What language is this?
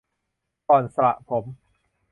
Thai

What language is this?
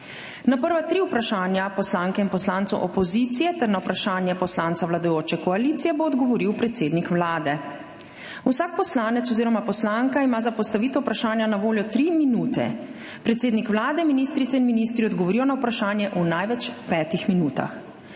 Slovenian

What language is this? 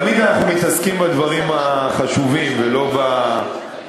Hebrew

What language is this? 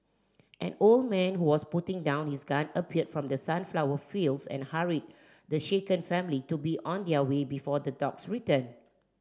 English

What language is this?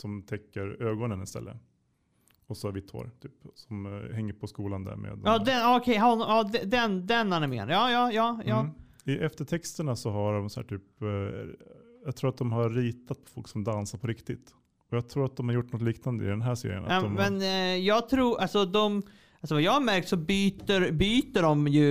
Swedish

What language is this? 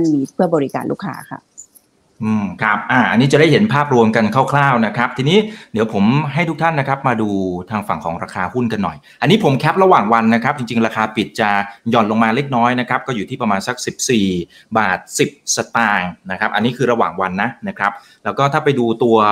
Thai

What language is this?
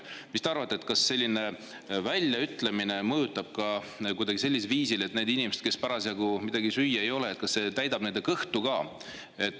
Estonian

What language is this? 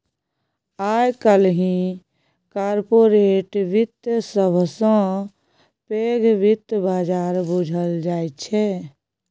Maithili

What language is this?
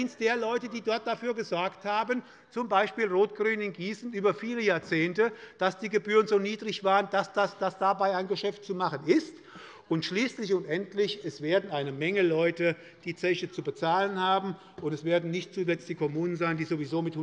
German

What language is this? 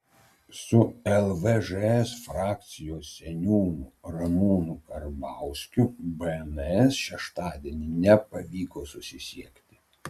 Lithuanian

